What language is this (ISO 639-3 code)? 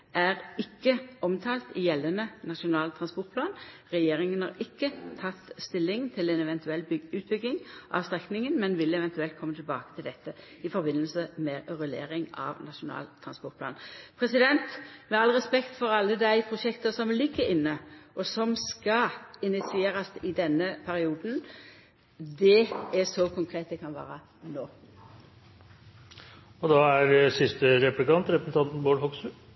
nno